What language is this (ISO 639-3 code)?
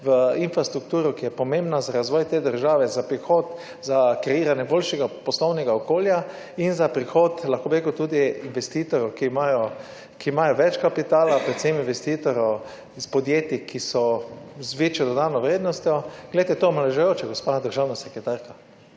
slv